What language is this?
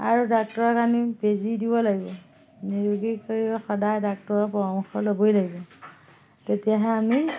Assamese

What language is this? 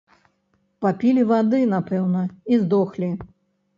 Belarusian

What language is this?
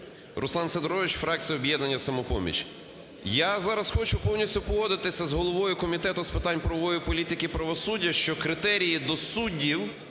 Ukrainian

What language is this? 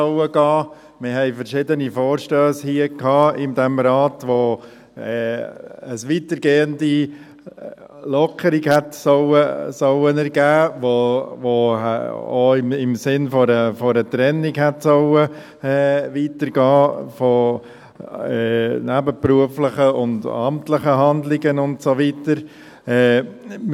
Swiss German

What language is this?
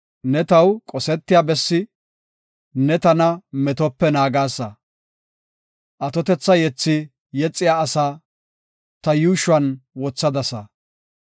Gofa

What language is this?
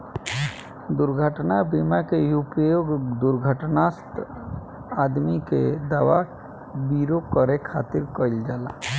Bhojpuri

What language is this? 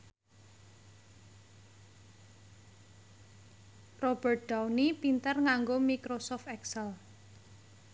Javanese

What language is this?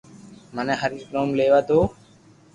Loarki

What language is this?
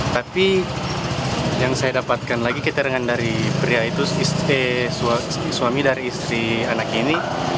Indonesian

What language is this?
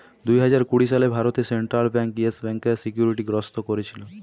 Bangla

